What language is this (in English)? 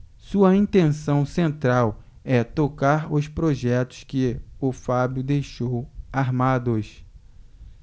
Portuguese